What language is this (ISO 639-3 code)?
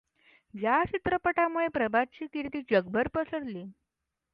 mar